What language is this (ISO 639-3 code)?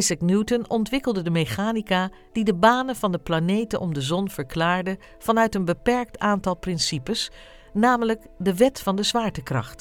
nld